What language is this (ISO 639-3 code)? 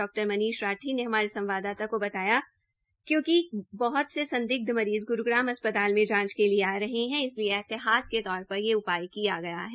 hin